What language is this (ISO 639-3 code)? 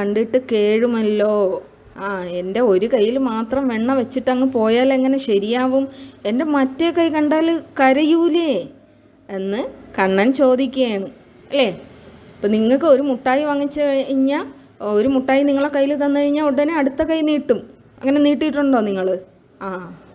mal